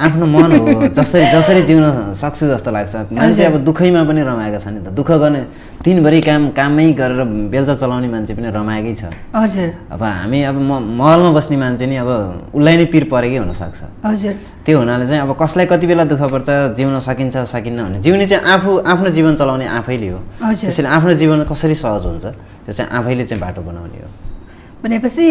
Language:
Indonesian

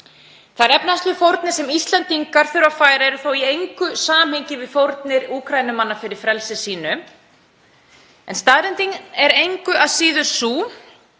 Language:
Icelandic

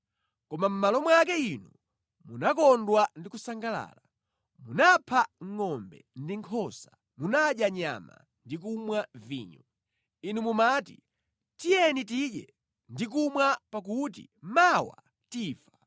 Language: Nyanja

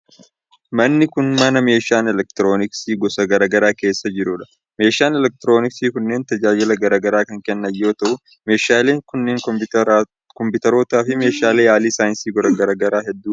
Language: Oromo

